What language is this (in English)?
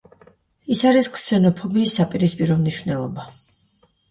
Georgian